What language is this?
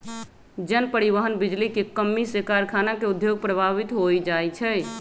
Magahi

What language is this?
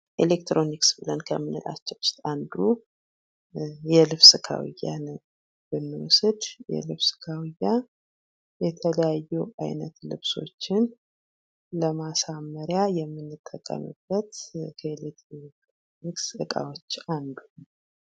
Amharic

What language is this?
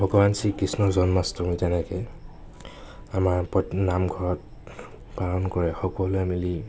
Assamese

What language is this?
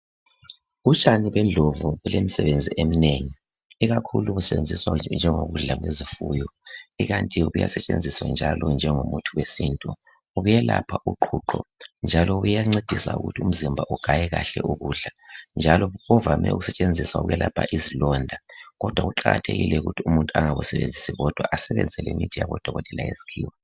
North Ndebele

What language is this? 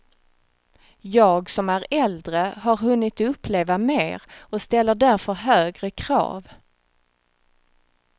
Swedish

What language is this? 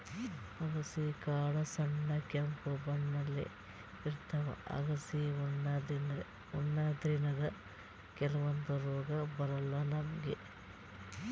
Kannada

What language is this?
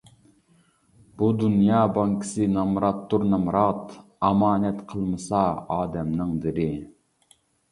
Uyghur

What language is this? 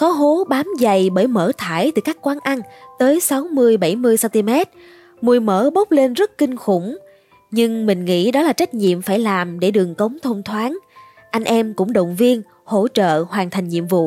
Vietnamese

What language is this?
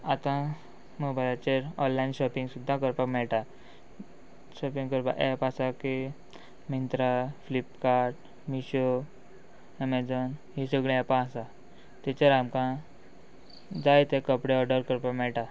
Konkani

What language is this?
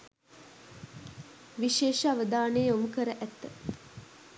Sinhala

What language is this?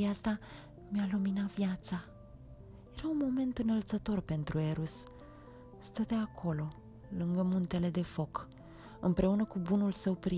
Romanian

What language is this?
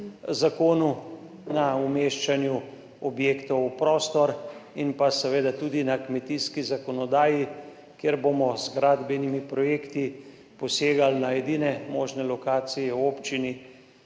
Slovenian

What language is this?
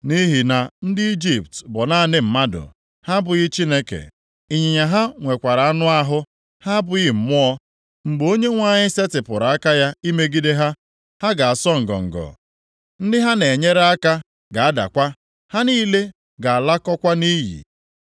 Igbo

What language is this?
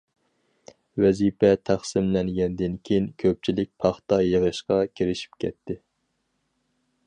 Uyghur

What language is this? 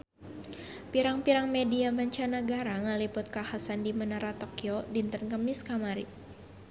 Sundanese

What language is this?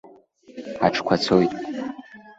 Abkhazian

